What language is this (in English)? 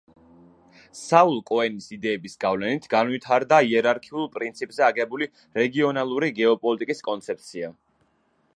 Georgian